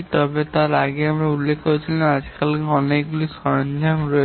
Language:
Bangla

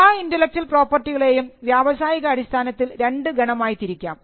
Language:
Malayalam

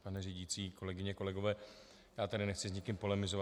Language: Czech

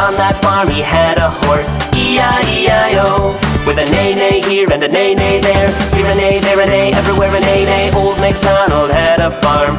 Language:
English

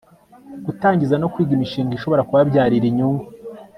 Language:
Kinyarwanda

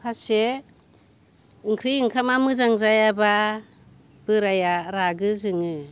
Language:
Bodo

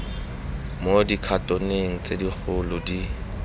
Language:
Tswana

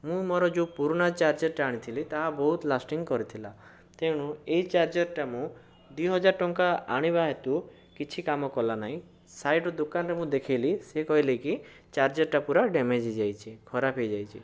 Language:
Odia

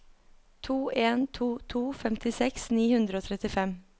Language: Norwegian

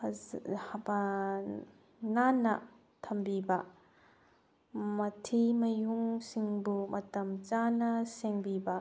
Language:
Manipuri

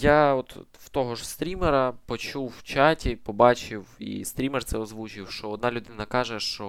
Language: Ukrainian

